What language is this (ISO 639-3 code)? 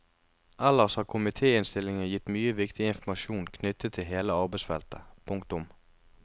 nor